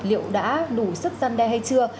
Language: Vietnamese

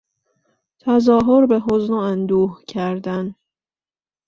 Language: Persian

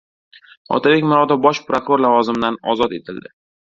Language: Uzbek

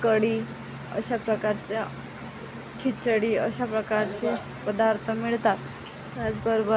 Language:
Marathi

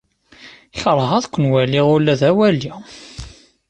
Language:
Kabyle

